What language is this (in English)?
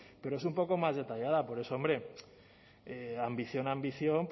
Spanish